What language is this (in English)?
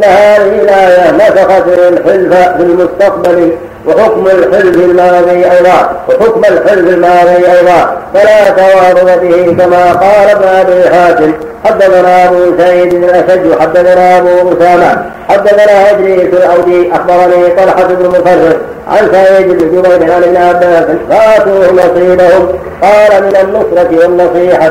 Arabic